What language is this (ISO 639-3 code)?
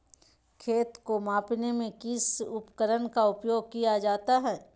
mag